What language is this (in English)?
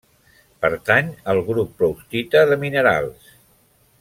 Catalan